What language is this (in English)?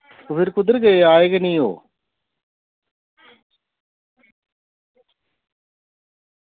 Dogri